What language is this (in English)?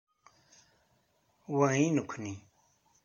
Kabyle